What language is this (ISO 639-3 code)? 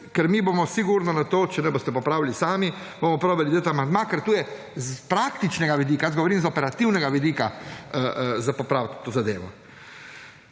slv